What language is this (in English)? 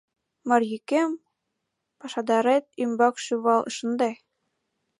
Mari